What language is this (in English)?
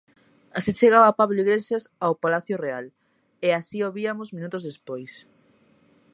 Galician